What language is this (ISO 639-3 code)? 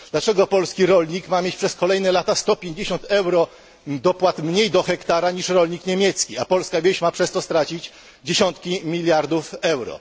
pol